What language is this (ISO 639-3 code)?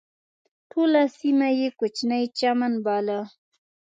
pus